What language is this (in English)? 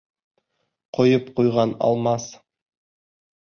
Bashkir